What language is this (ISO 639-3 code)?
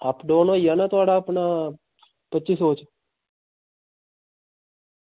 doi